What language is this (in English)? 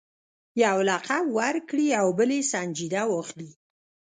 Pashto